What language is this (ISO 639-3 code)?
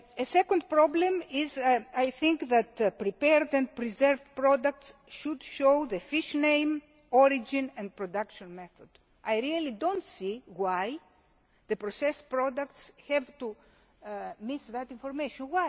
eng